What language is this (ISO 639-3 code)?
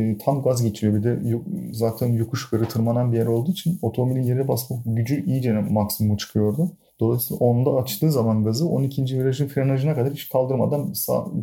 tur